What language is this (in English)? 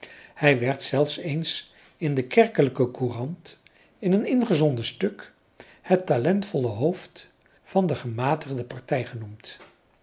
Dutch